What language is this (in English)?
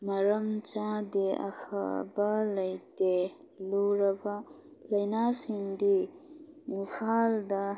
Manipuri